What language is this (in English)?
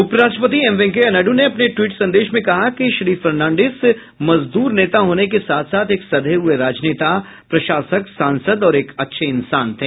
Hindi